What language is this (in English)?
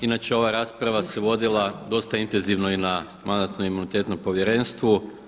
Croatian